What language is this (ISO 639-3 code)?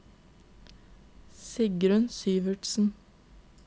nor